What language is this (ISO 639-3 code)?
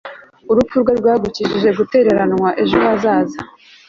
kin